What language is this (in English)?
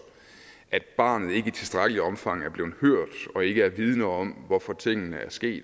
Danish